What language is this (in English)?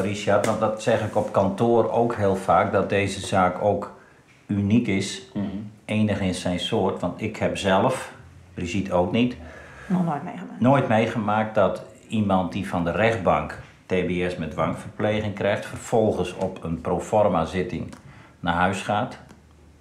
Dutch